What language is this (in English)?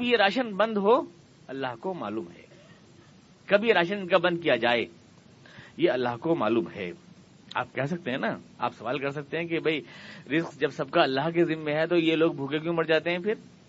Urdu